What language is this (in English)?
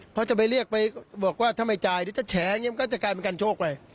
Thai